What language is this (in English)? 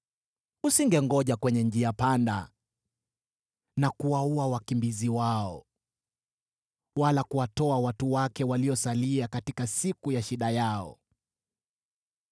Swahili